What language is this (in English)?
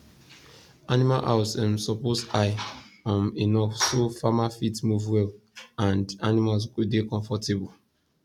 Nigerian Pidgin